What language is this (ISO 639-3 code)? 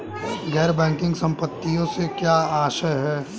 hin